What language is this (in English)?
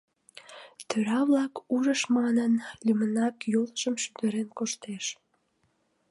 Mari